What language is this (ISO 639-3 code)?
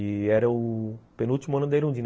por